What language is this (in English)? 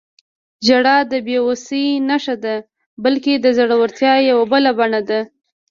Pashto